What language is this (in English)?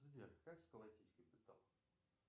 Russian